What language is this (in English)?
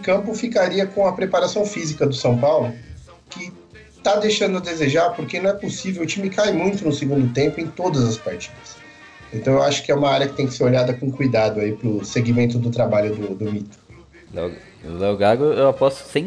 Portuguese